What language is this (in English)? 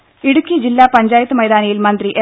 Malayalam